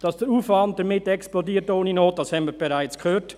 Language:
Swiss German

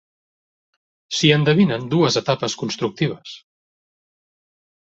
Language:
Catalan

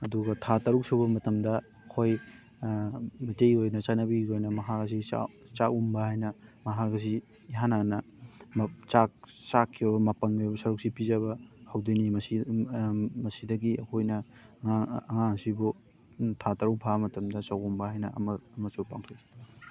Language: Manipuri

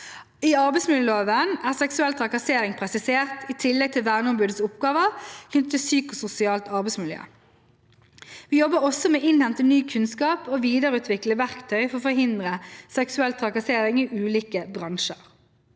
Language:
Norwegian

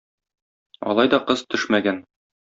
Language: Tatar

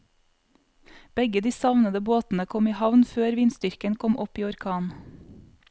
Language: Norwegian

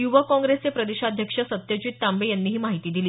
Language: Marathi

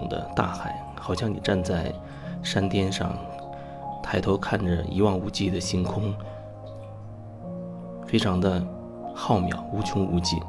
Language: Chinese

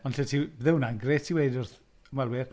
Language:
Welsh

